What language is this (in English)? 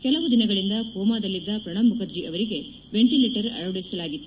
Kannada